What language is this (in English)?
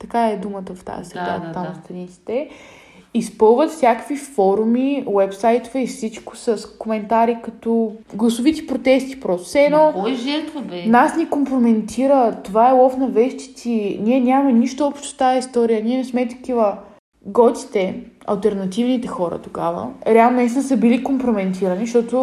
Bulgarian